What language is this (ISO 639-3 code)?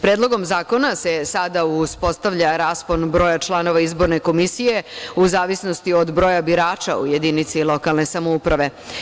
srp